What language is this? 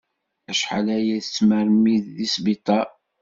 Kabyle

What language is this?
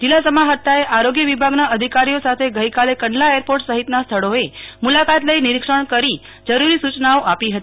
Gujarati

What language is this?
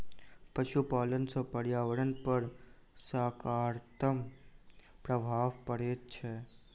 Maithili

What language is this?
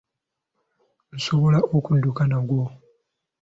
Ganda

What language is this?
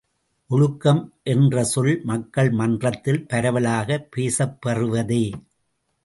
Tamil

